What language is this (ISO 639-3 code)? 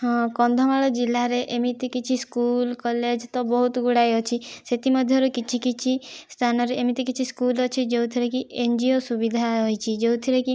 ori